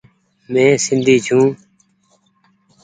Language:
Goaria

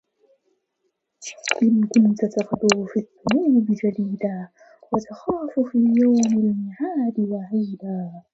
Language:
Arabic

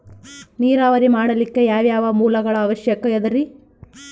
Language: Kannada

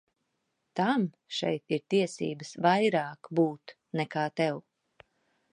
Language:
Latvian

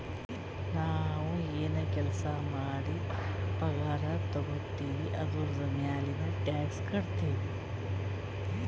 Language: Kannada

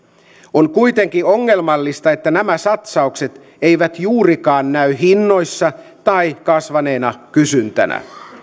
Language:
Finnish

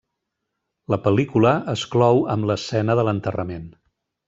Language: Catalan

